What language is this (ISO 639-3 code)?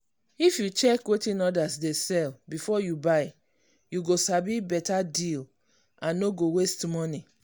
pcm